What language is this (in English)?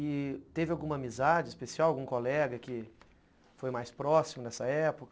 Portuguese